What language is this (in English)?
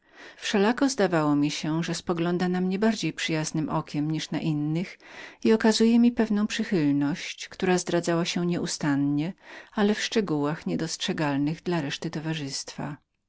Polish